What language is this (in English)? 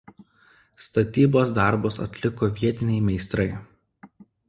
Lithuanian